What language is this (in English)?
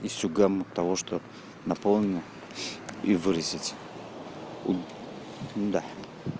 Russian